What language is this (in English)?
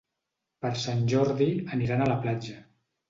Catalan